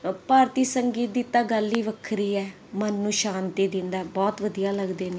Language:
Punjabi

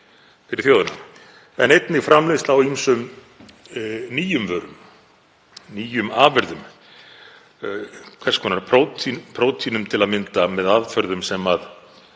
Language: Icelandic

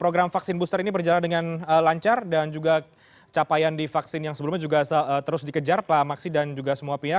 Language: Indonesian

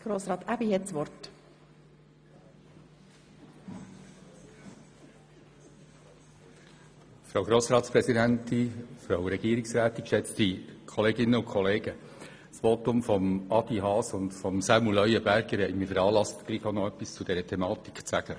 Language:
Swiss German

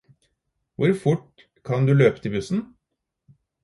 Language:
Norwegian Bokmål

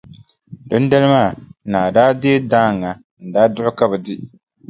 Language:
Dagbani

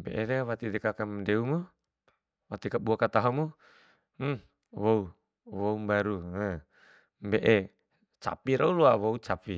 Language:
Bima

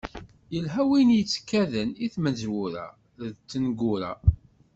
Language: Kabyle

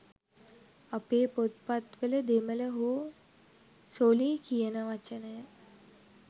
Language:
Sinhala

